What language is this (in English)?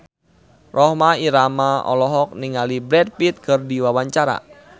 Sundanese